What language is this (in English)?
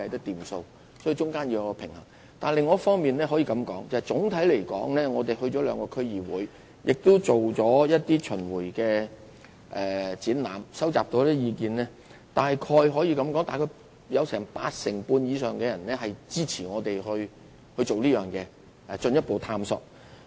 Cantonese